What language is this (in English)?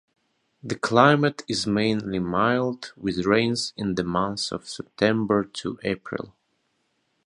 English